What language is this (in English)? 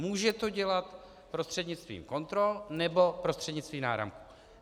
Czech